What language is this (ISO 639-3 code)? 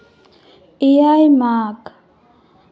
sat